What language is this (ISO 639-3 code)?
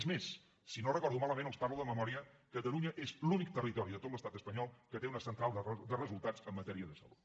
cat